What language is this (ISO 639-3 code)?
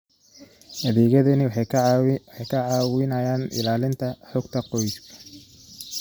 som